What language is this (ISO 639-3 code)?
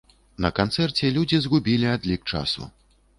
bel